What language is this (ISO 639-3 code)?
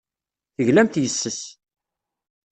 kab